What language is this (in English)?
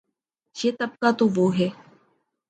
Urdu